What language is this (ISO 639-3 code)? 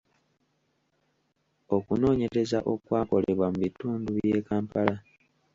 lug